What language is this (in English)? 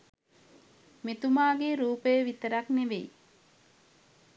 Sinhala